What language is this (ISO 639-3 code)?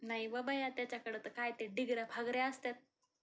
mar